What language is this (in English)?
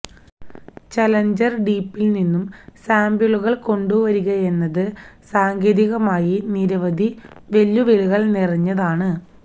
Malayalam